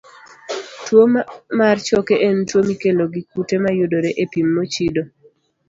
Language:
Luo (Kenya and Tanzania)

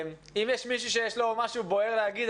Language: Hebrew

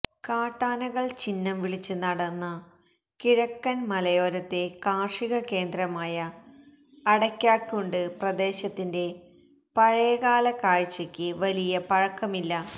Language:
Malayalam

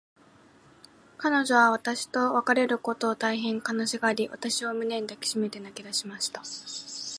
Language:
Japanese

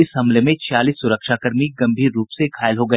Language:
Hindi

